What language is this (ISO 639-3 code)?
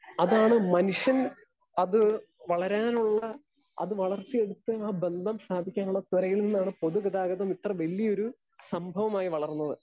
mal